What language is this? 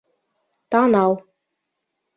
Bashkir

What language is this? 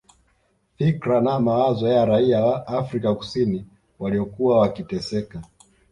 Swahili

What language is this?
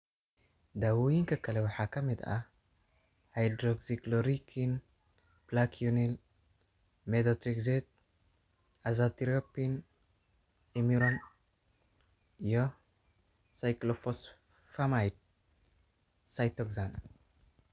Somali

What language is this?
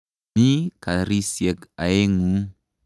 Kalenjin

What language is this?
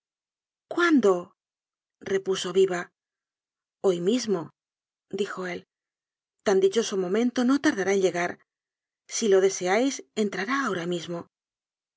Spanish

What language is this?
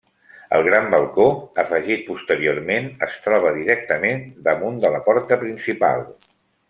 Catalan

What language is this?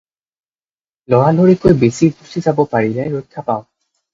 Assamese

